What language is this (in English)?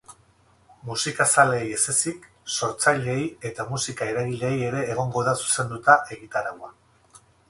Basque